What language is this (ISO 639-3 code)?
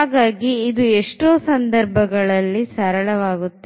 kan